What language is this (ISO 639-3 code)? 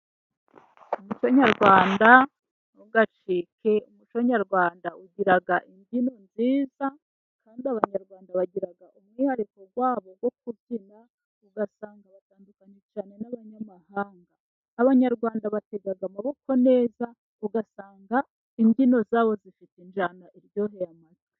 kin